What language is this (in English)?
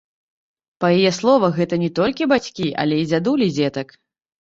Belarusian